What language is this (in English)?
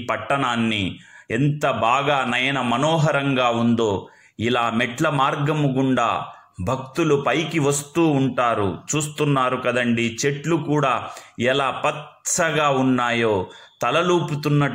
Hindi